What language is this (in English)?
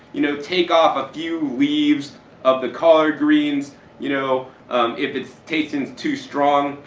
English